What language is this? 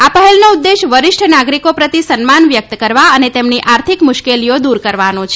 Gujarati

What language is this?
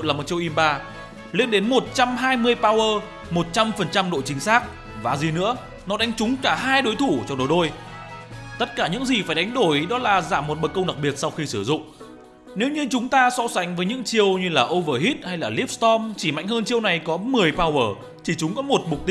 Vietnamese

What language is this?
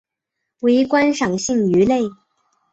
Chinese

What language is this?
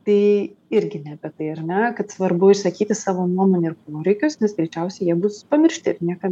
Lithuanian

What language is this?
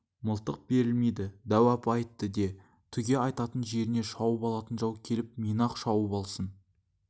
Kazakh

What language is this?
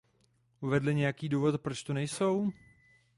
Czech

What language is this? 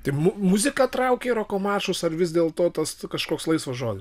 Lithuanian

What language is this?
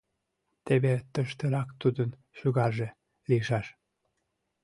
Mari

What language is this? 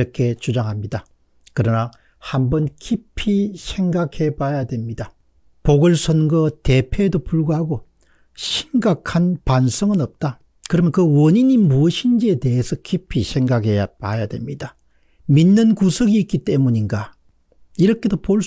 Korean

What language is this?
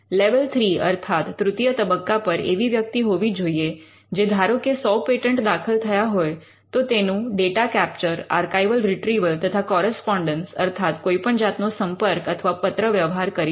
Gujarati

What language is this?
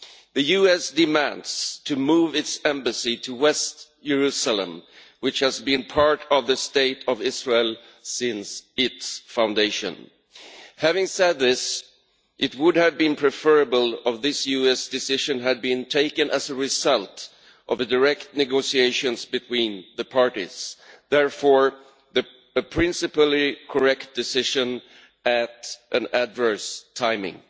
English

